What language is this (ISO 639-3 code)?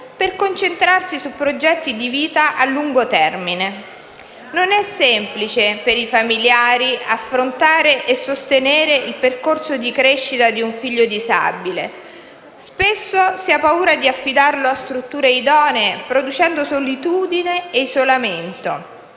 ita